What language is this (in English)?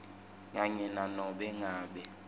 Swati